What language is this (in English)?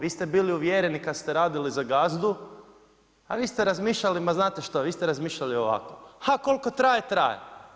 Croatian